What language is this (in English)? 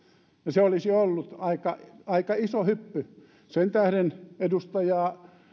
Finnish